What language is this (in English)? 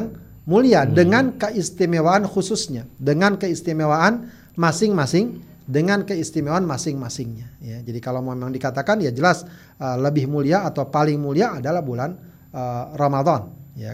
Indonesian